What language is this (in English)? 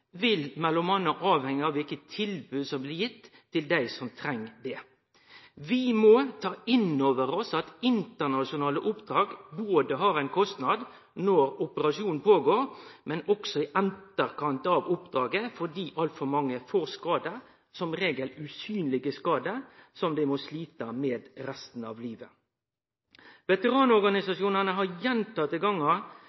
Norwegian Nynorsk